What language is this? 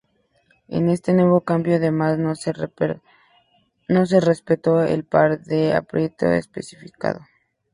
Spanish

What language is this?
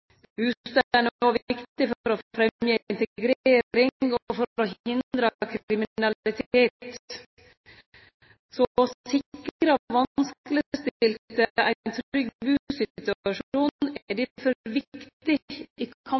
Norwegian Nynorsk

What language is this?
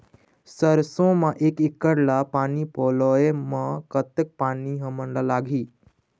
Chhattisgarhi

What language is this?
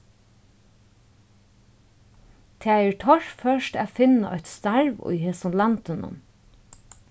Faroese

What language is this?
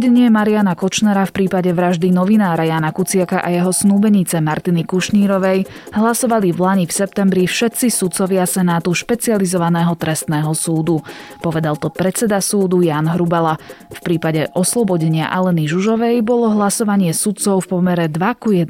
Slovak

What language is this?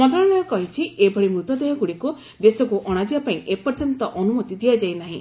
Odia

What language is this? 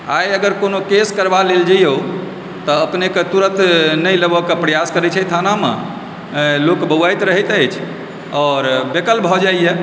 Maithili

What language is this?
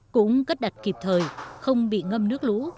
Vietnamese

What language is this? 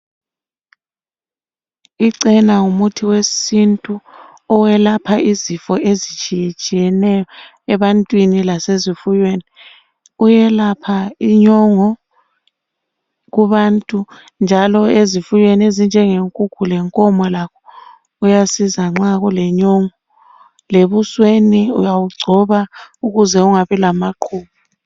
North Ndebele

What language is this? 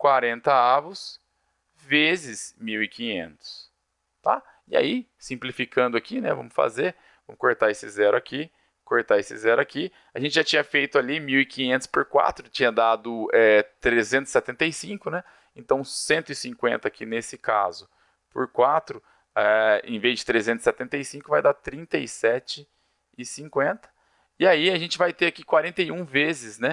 Portuguese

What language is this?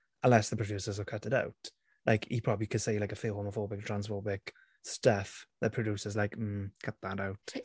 English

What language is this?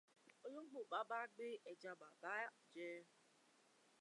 Yoruba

